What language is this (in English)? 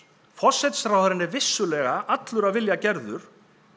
Icelandic